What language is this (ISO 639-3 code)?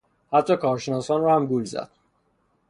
fas